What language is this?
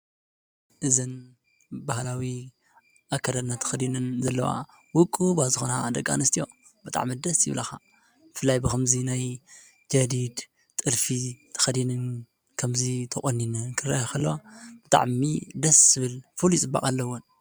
Tigrinya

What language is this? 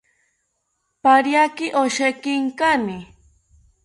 South Ucayali Ashéninka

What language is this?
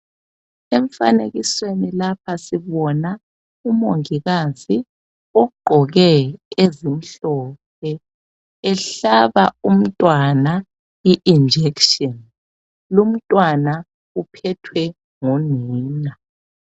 North Ndebele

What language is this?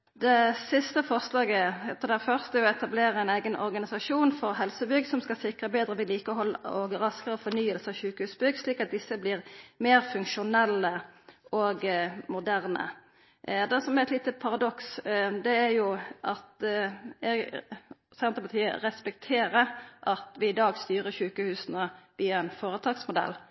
Norwegian Nynorsk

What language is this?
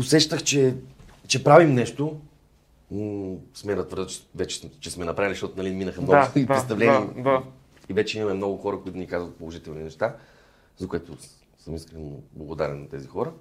Bulgarian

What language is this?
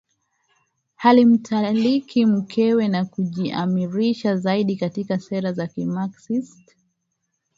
Swahili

